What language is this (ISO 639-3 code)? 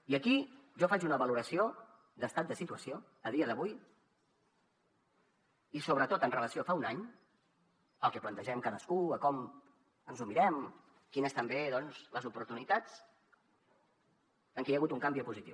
cat